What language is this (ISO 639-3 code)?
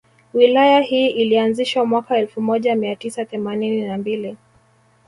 swa